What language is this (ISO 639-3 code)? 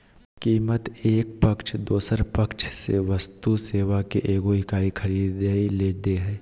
mag